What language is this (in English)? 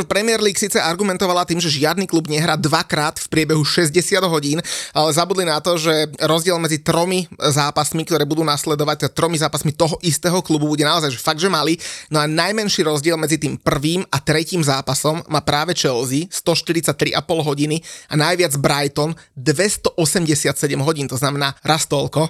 Slovak